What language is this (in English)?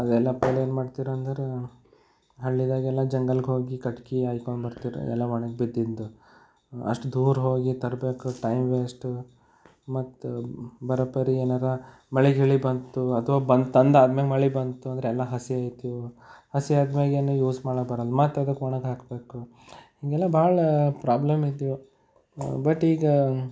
Kannada